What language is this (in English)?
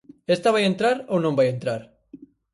Galician